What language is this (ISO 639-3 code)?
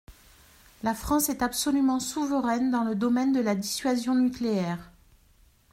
fra